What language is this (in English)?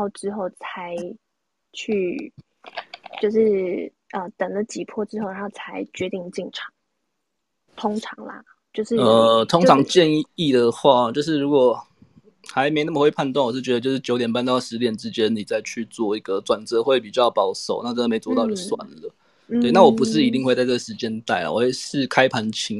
Chinese